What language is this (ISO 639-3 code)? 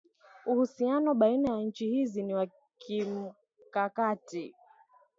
swa